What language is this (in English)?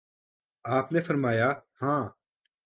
Urdu